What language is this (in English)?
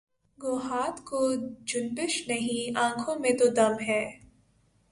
Urdu